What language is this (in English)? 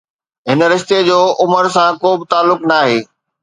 Sindhi